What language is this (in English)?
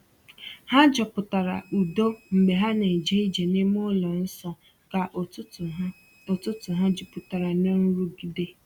Igbo